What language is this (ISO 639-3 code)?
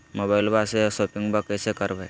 mag